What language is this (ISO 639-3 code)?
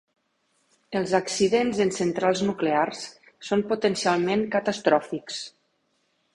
cat